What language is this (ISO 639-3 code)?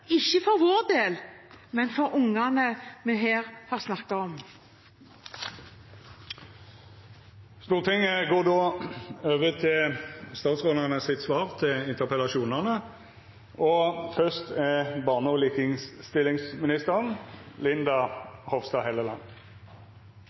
nor